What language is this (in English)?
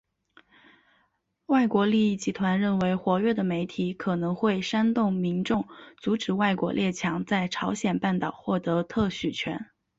Chinese